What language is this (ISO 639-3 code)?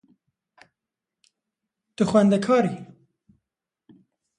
kur